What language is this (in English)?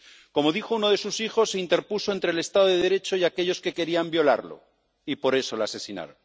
Spanish